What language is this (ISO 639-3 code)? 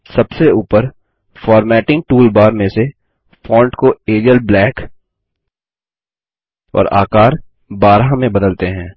hin